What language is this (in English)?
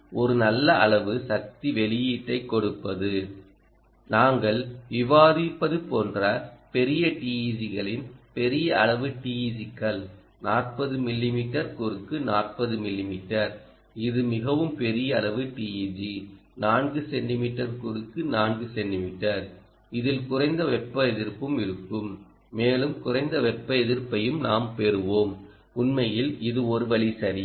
Tamil